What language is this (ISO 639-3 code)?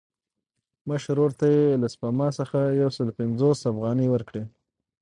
pus